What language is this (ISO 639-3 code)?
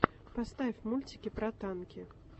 rus